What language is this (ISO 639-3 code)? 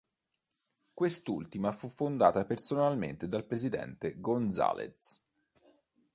ita